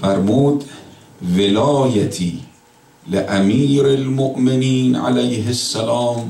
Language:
Persian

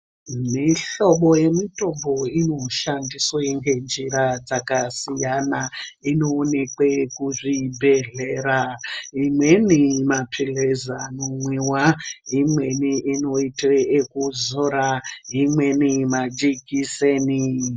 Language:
Ndau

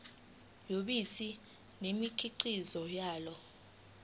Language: Zulu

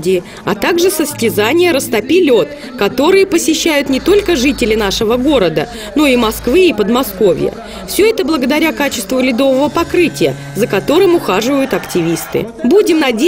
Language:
Russian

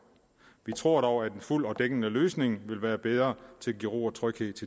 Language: Danish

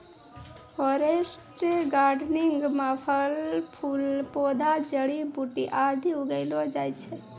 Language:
Maithili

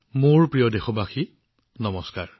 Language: Assamese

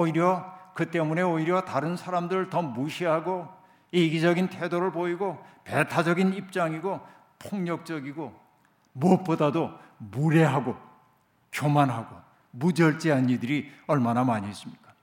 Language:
Korean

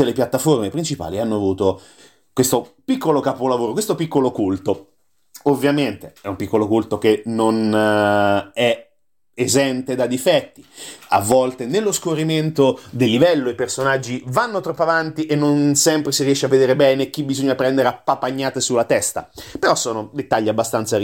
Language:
Italian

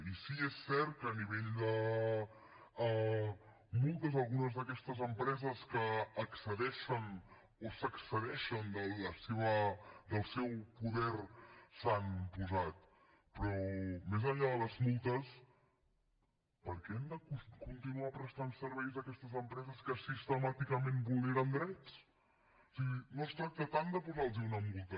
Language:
Catalan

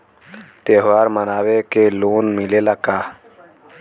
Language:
Bhojpuri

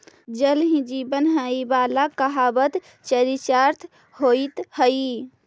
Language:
Magahi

